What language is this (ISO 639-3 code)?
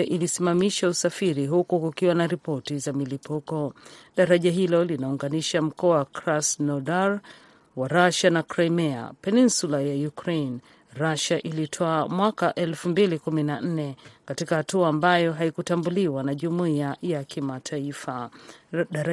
swa